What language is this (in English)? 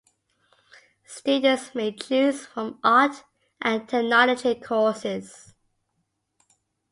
English